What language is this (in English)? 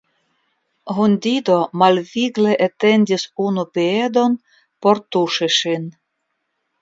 Esperanto